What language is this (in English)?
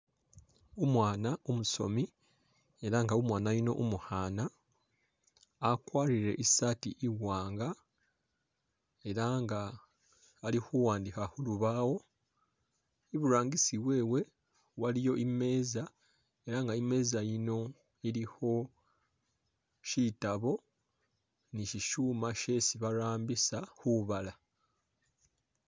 Masaaba